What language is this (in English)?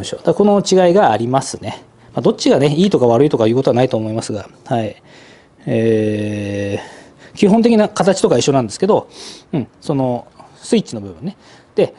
Japanese